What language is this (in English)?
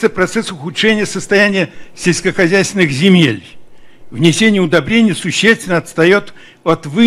Russian